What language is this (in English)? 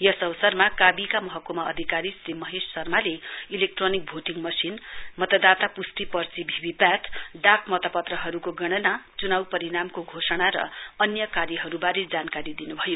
Nepali